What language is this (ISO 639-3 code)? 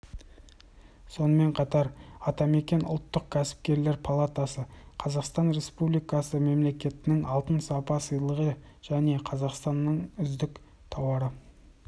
kaz